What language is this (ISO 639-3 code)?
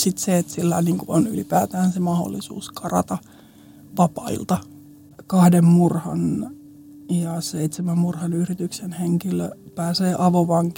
fin